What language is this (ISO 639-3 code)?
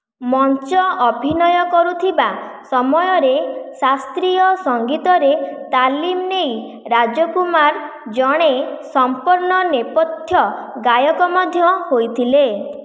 ori